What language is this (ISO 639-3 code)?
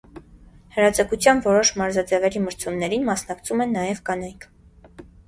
hye